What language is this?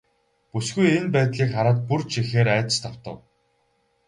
Mongolian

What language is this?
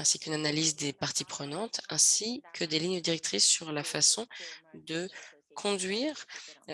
French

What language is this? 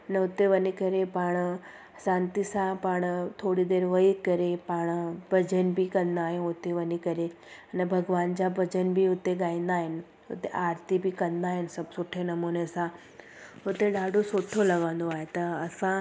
Sindhi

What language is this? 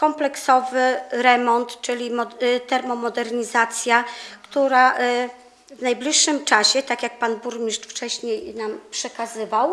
Polish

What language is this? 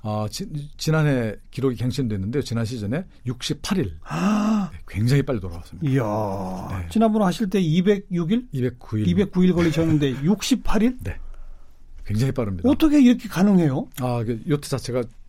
Korean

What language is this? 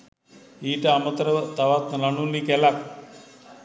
Sinhala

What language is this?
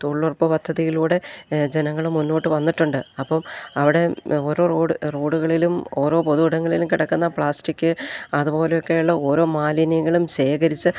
Malayalam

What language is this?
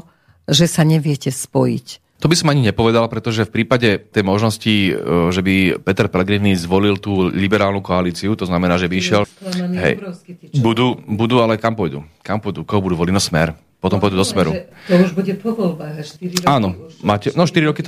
Slovak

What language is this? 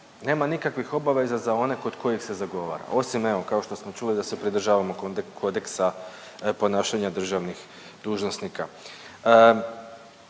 Croatian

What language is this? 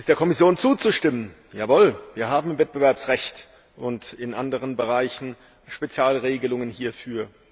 German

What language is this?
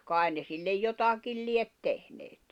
Finnish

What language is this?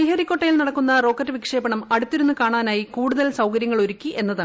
Malayalam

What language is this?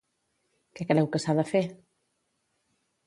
Catalan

